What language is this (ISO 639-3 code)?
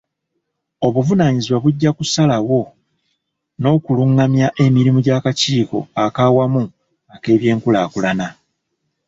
lug